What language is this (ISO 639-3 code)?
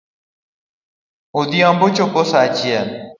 luo